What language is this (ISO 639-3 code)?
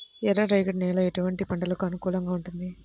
tel